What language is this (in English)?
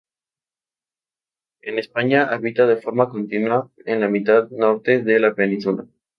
Spanish